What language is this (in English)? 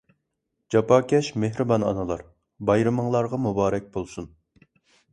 Uyghur